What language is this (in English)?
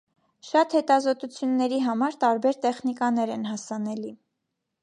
Armenian